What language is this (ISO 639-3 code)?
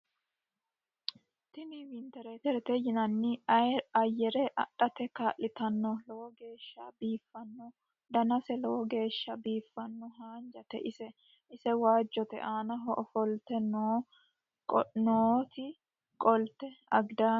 sid